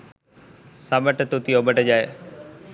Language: Sinhala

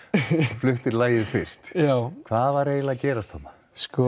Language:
Icelandic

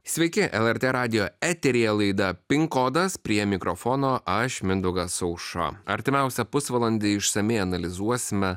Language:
Lithuanian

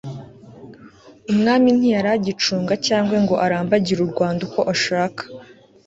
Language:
Kinyarwanda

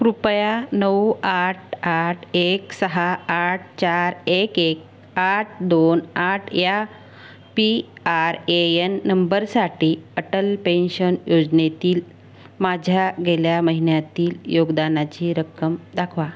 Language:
Marathi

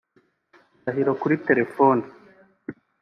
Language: Kinyarwanda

